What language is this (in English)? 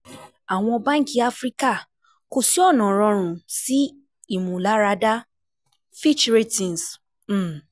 Yoruba